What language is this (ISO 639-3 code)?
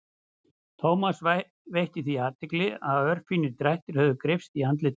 isl